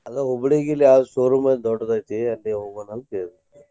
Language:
Kannada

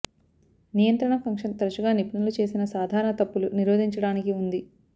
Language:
Telugu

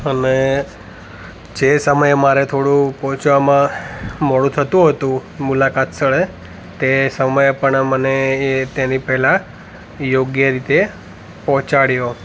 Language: Gujarati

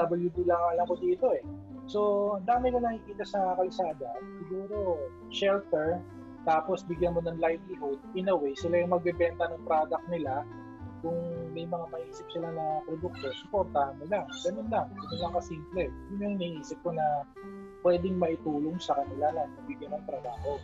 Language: Filipino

